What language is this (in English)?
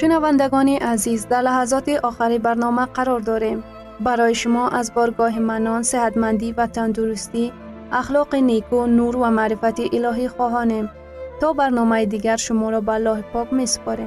Persian